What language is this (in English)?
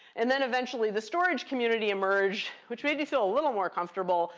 English